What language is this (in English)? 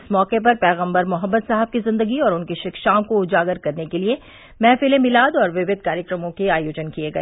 Hindi